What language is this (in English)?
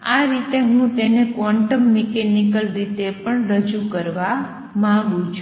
Gujarati